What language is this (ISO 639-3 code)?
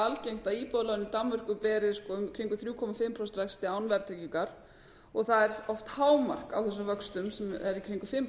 isl